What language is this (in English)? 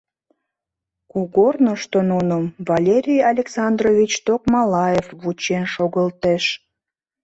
Mari